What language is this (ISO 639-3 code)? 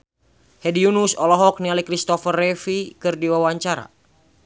sun